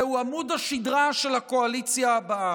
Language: Hebrew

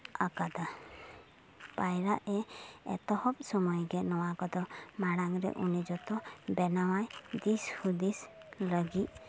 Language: Santali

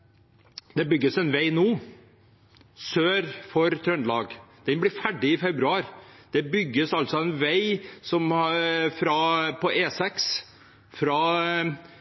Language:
Norwegian Nynorsk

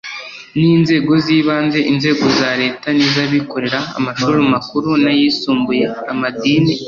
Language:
Kinyarwanda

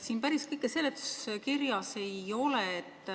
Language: Estonian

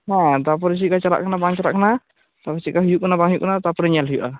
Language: Santali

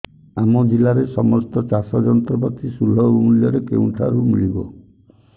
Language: Odia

